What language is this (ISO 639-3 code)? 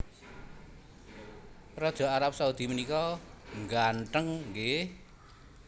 jav